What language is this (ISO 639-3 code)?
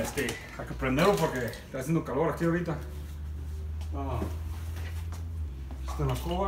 spa